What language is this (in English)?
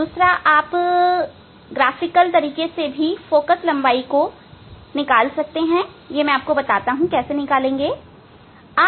Hindi